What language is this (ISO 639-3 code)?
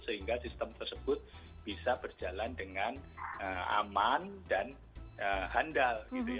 ind